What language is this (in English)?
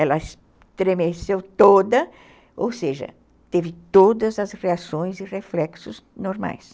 Portuguese